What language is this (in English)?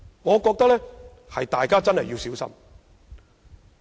Cantonese